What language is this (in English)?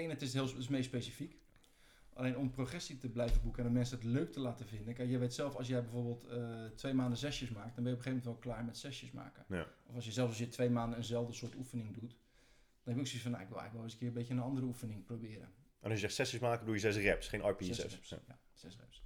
Dutch